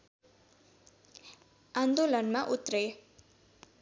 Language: Nepali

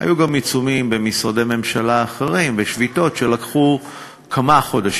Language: Hebrew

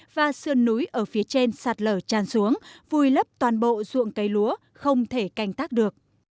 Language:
Vietnamese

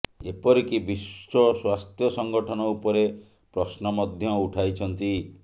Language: Odia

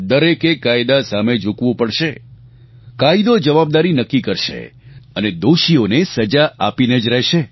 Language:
Gujarati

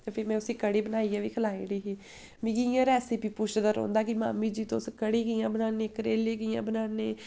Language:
Dogri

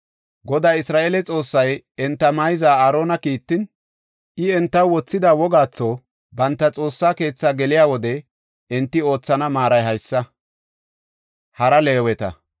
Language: Gofa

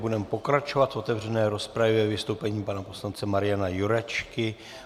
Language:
Czech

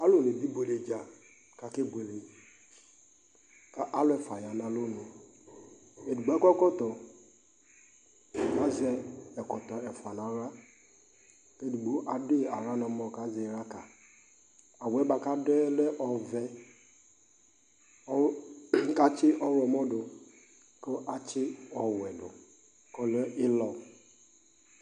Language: Ikposo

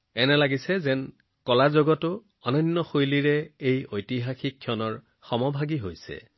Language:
Assamese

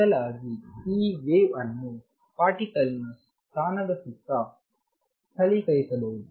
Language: Kannada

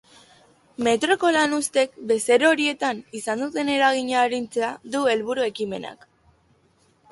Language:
Basque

